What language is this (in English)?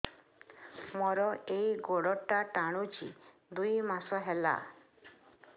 Odia